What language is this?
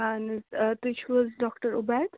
Kashmiri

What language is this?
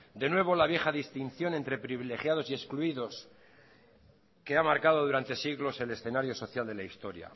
Spanish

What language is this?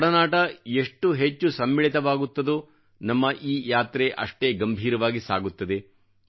Kannada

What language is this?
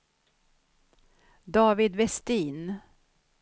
Swedish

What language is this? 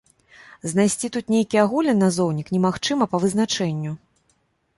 Belarusian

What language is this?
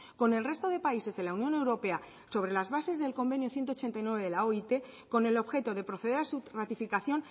Spanish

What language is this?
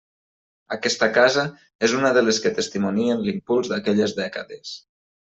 Catalan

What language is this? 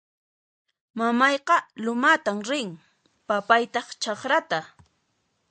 Puno Quechua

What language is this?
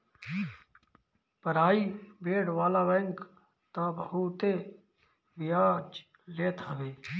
Bhojpuri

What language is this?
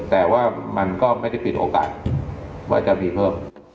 Thai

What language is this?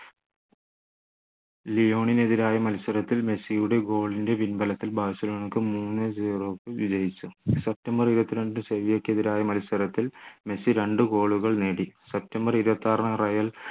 Malayalam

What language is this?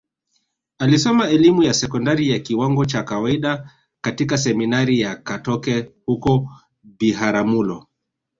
Swahili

